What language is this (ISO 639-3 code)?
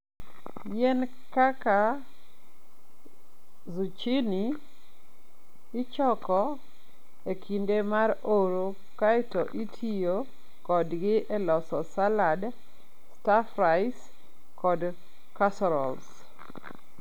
luo